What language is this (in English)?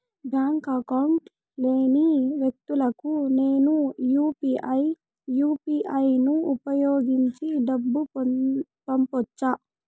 Telugu